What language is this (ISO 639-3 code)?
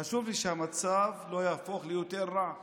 heb